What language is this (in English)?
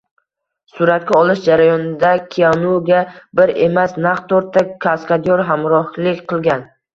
Uzbek